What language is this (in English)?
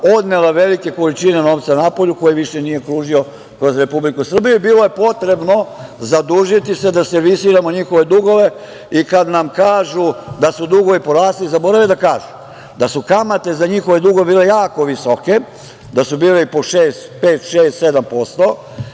Serbian